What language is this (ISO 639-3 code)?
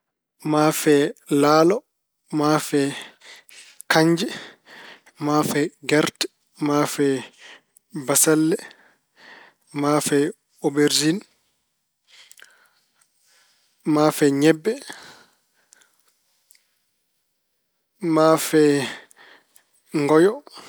ful